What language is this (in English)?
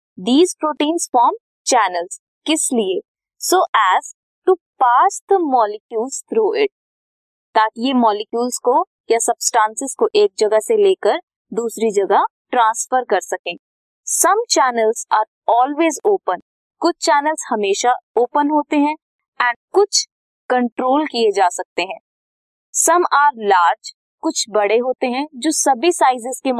Hindi